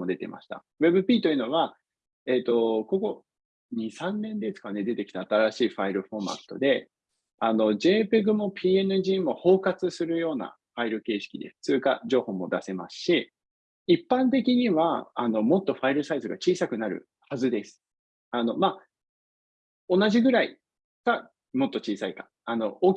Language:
Japanese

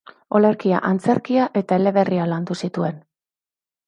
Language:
Basque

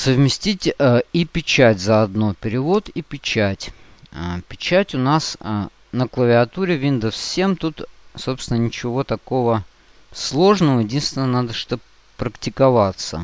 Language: Russian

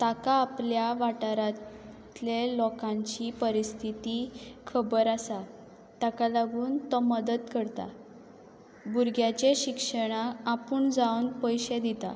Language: Konkani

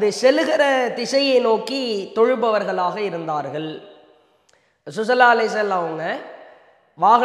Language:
Arabic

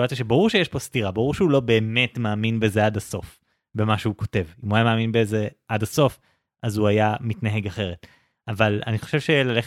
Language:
Hebrew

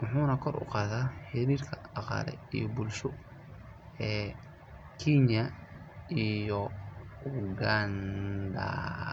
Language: Somali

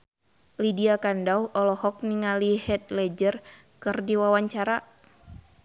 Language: Sundanese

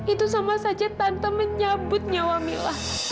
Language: Indonesian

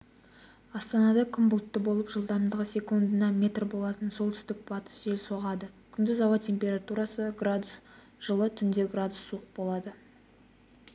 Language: Kazakh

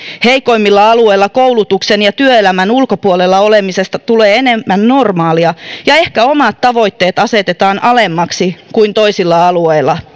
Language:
Finnish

